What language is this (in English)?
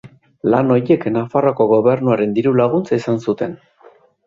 Basque